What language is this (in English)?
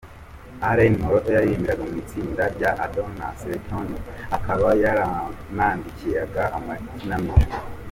Kinyarwanda